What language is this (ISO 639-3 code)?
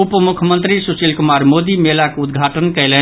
mai